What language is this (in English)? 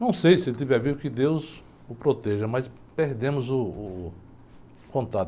Portuguese